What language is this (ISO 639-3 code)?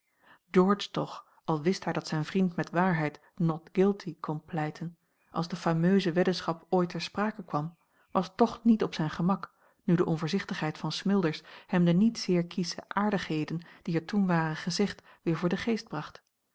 nld